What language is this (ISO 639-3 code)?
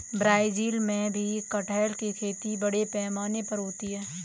hin